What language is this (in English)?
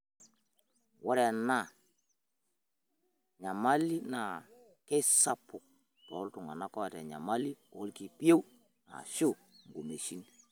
Masai